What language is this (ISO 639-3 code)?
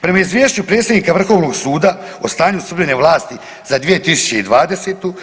hrv